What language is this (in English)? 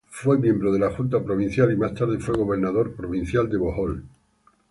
Spanish